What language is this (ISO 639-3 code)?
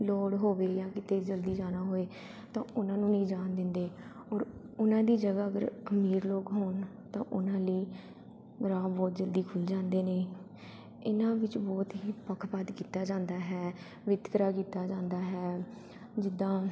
pan